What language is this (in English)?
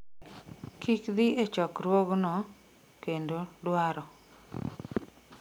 Luo (Kenya and Tanzania)